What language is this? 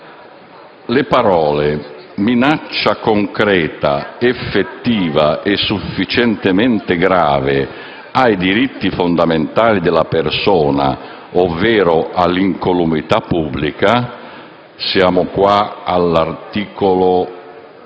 Italian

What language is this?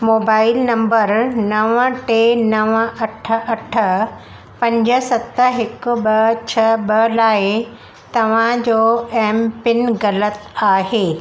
Sindhi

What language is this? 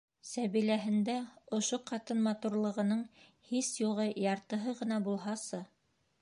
Bashkir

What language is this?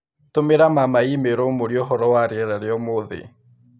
Kikuyu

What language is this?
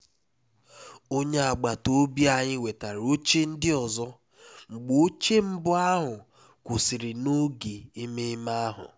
Igbo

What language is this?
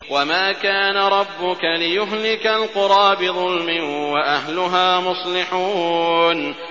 Arabic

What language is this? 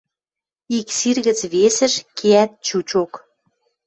Western Mari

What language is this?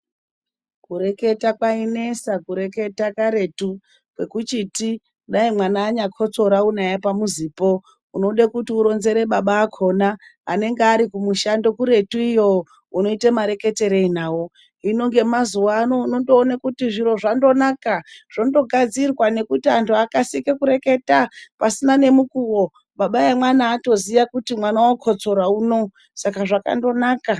Ndau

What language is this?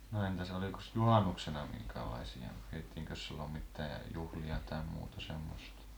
Finnish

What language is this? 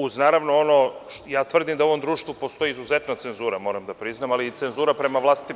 Serbian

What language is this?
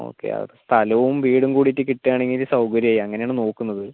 Malayalam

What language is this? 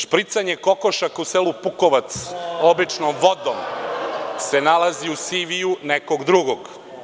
Serbian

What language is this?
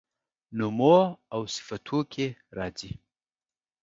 Pashto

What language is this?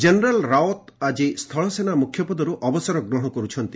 Odia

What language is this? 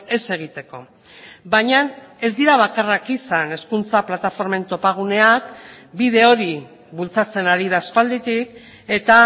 Basque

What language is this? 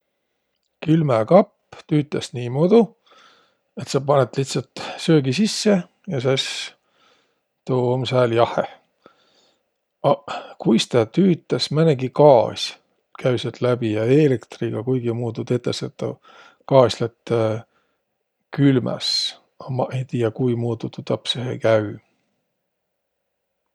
Võro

